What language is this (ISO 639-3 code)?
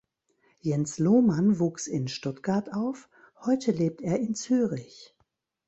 deu